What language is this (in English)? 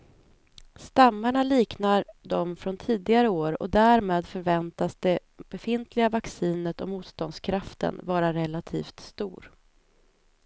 Swedish